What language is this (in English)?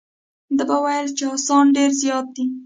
Pashto